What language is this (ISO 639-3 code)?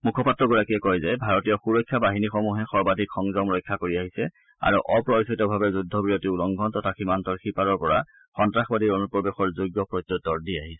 asm